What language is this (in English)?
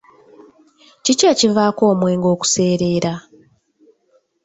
Ganda